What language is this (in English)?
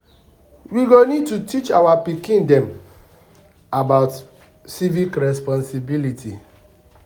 Nigerian Pidgin